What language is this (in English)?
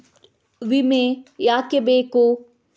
Kannada